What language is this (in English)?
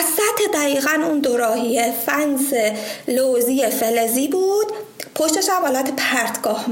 Persian